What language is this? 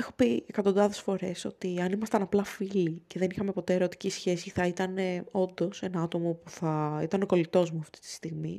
Greek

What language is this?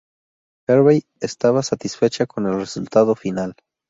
Spanish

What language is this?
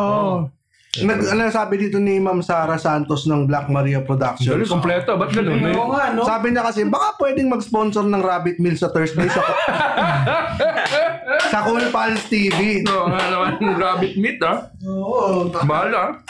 Filipino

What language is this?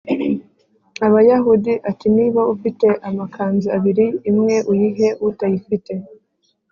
Kinyarwanda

